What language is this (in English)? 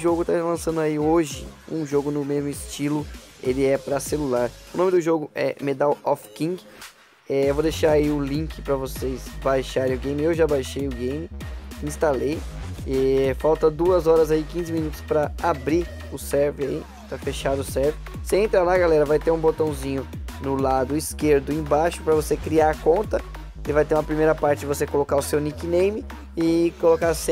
Portuguese